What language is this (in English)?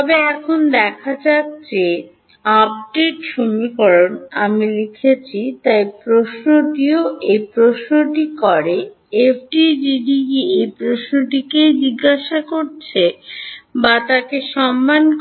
Bangla